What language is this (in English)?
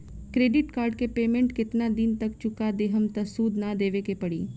Bhojpuri